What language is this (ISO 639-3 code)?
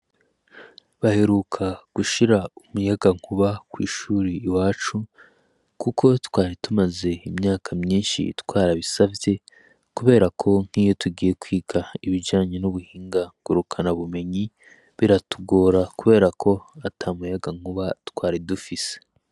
run